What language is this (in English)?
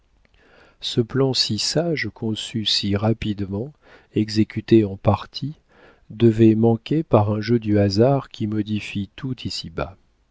French